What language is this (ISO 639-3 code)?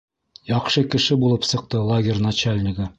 bak